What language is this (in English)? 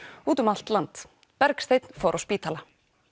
Icelandic